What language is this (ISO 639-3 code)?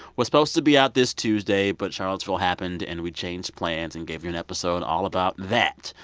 eng